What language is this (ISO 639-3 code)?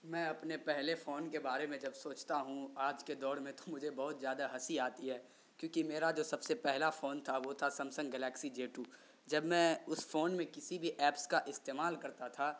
urd